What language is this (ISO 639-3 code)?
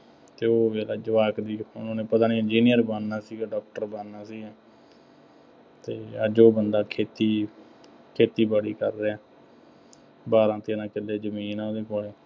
pan